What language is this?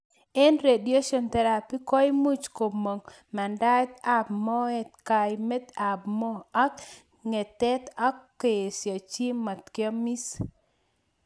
Kalenjin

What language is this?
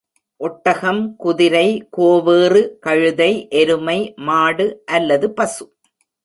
Tamil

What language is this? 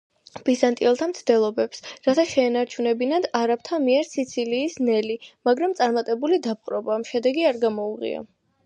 Georgian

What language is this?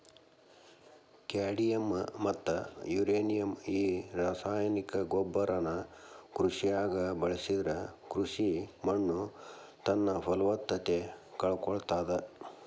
Kannada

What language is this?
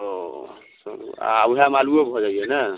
Maithili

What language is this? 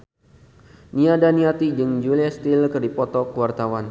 Sundanese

